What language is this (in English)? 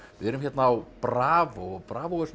Icelandic